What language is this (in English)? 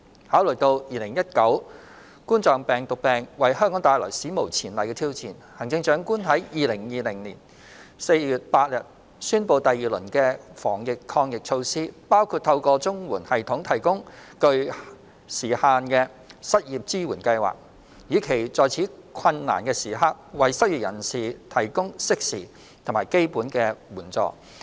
Cantonese